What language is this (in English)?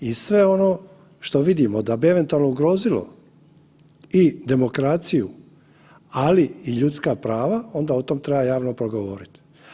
Croatian